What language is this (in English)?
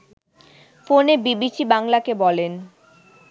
Bangla